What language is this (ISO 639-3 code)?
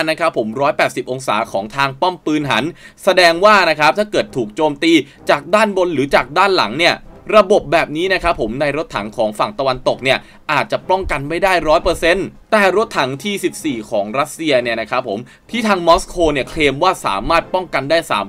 tha